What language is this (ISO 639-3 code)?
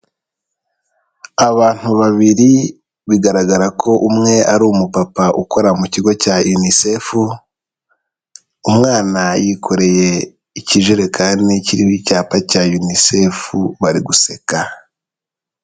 kin